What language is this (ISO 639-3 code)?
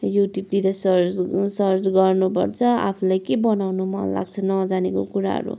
nep